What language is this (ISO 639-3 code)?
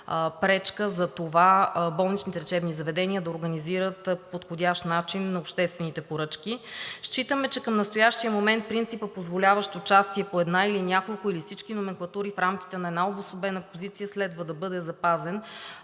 bul